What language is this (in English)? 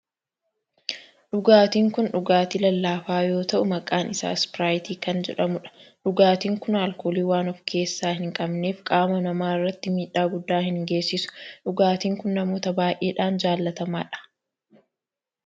Oromo